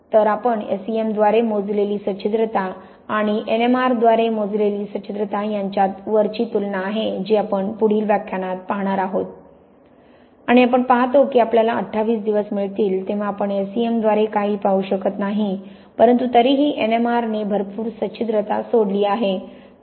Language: Marathi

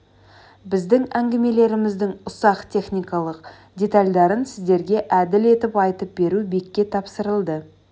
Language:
Kazakh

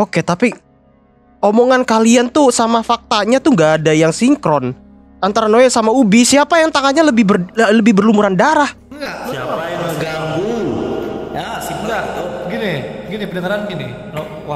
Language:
Indonesian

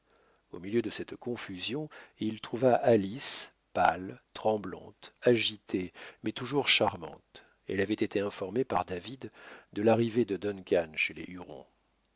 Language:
French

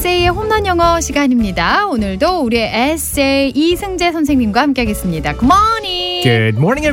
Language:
Korean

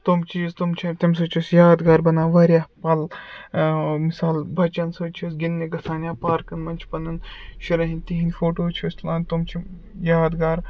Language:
Kashmiri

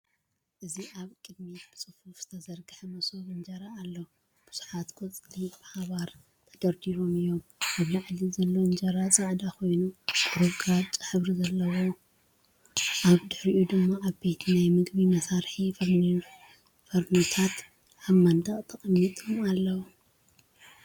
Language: Tigrinya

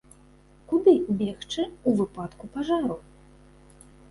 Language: Belarusian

